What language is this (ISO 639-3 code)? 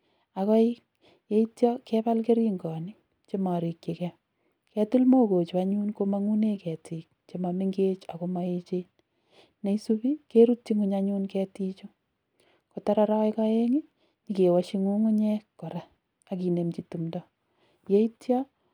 kln